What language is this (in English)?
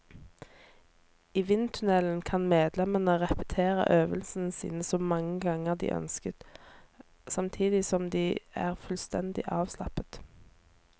Norwegian